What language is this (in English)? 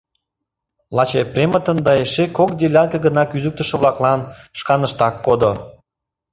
Mari